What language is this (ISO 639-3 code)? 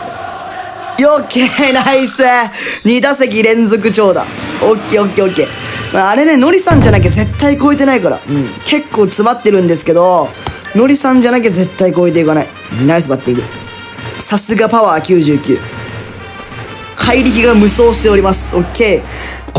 jpn